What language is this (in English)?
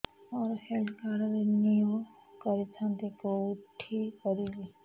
Odia